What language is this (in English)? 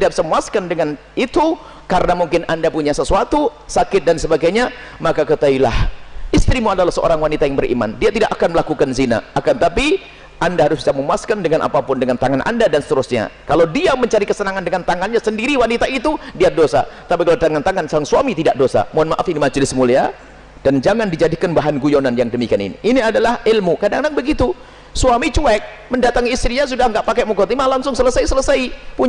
Indonesian